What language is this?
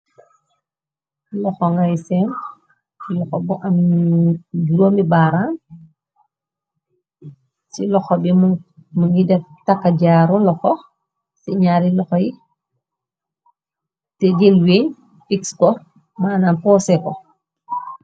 Wolof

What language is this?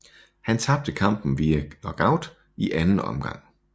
Danish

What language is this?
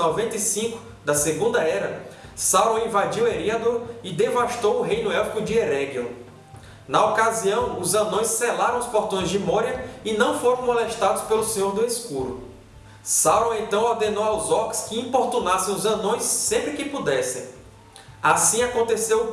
Portuguese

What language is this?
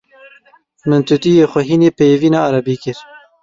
Kurdish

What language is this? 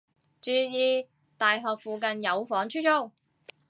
Cantonese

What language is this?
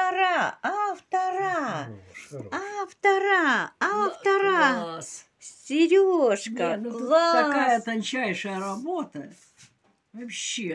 Russian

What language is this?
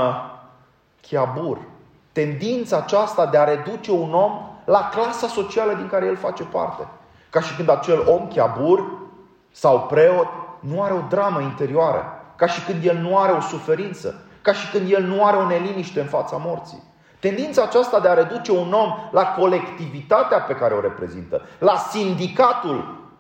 Romanian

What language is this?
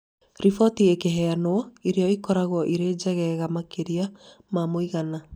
Kikuyu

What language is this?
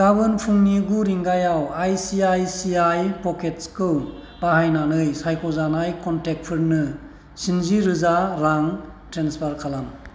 Bodo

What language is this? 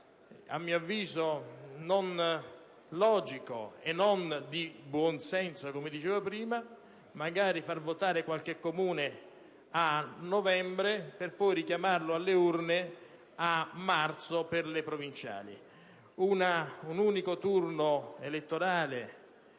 Italian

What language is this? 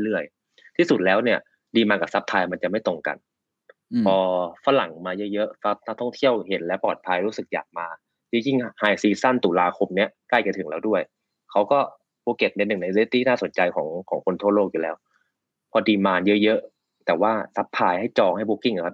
Thai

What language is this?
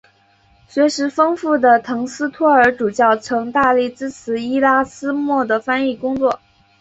Chinese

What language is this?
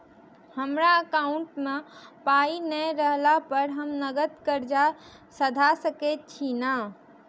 Maithili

